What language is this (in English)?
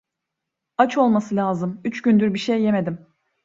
Turkish